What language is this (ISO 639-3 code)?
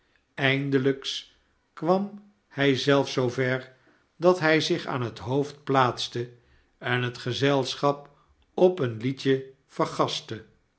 nld